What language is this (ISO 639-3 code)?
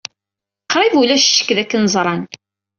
kab